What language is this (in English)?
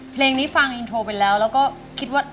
Thai